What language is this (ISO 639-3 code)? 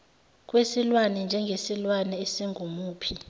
zul